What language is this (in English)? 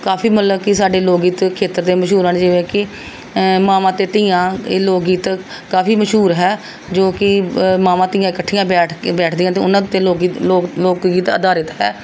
Punjabi